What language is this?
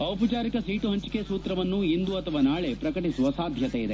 Kannada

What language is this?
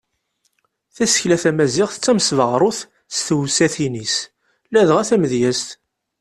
Kabyle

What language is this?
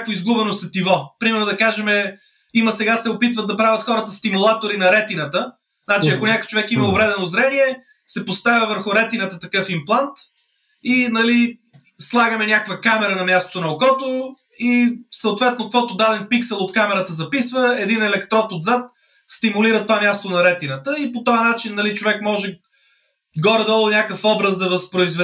Bulgarian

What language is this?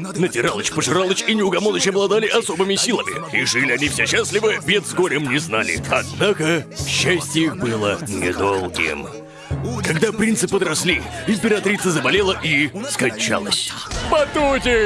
Russian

